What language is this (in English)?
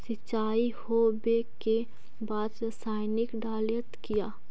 Magahi